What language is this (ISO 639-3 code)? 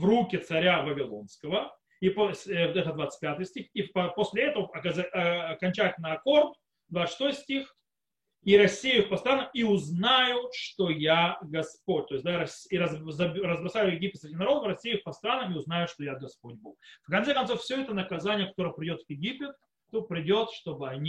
rus